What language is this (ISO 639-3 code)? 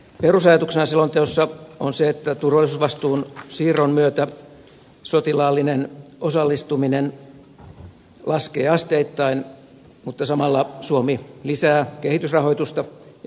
fin